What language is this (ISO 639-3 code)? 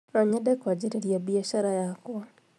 kik